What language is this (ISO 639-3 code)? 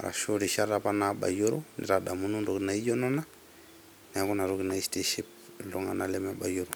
mas